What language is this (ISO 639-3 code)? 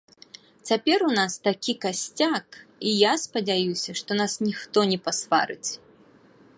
bel